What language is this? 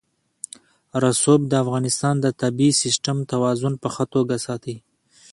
Pashto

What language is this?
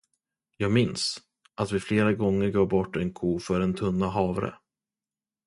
Swedish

